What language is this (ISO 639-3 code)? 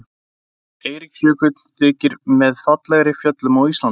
isl